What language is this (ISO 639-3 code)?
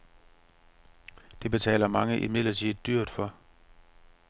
dan